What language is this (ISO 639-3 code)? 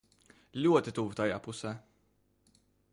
lav